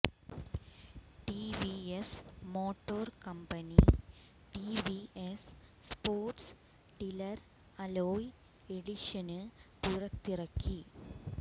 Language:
Malayalam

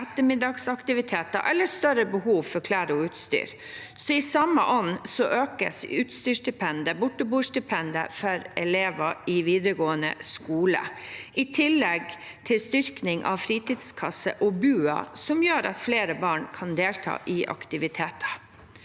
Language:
Norwegian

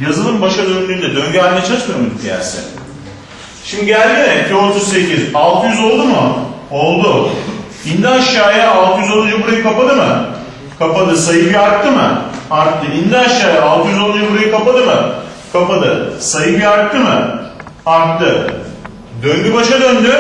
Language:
Turkish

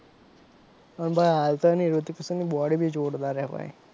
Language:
Gujarati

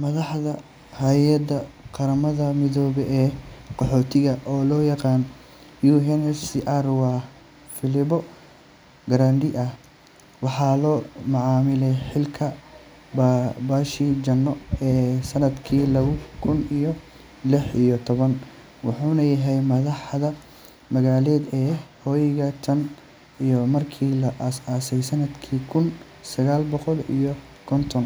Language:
Somali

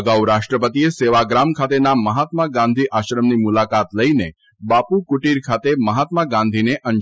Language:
Gujarati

